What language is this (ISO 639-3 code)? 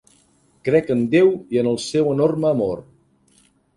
cat